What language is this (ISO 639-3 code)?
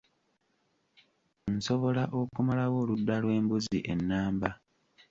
lug